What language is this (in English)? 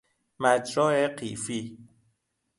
Persian